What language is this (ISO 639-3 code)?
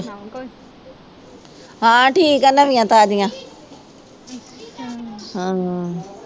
pan